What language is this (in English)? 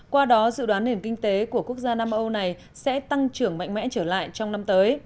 Vietnamese